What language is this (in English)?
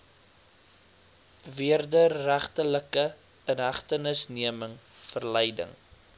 Afrikaans